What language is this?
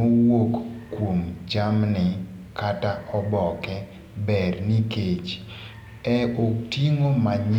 Luo (Kenya and Tanzania)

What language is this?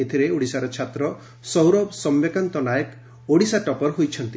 Odia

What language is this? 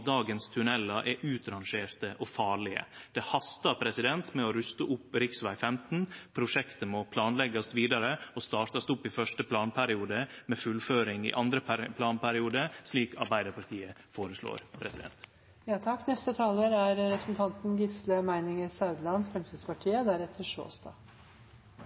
Norwegian Nynorsk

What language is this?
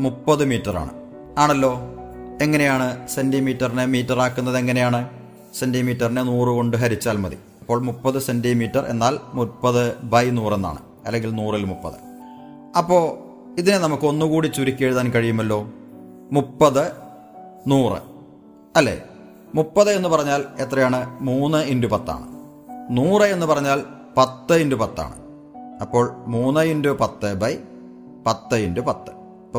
Malayalam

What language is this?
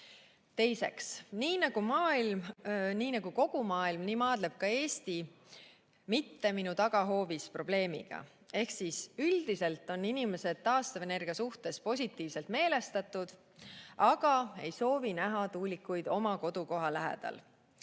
Estonian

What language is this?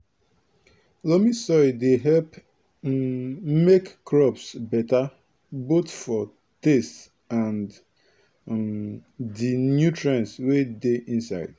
Nigerian Pidgin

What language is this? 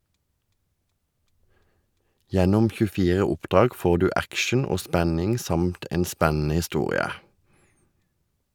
Norwegian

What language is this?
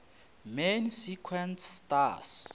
Northern Sotho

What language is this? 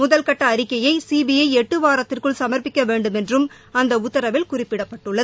Tamil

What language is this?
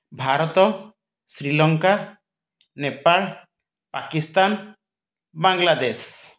Odia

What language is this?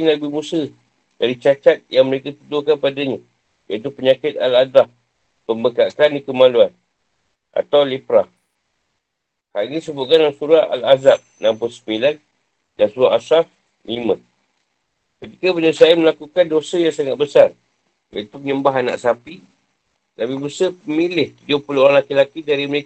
Malay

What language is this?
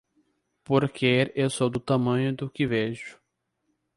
Portuguese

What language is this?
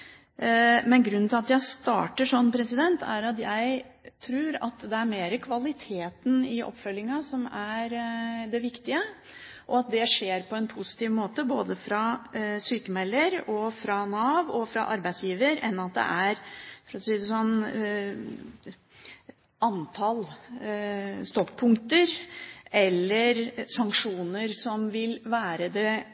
Norwegian Bokmål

